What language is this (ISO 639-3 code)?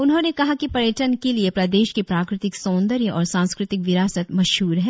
hin